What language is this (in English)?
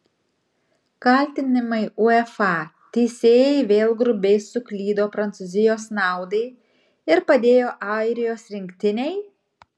Lithuanian